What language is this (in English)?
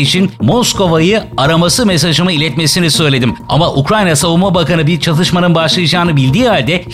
Turkish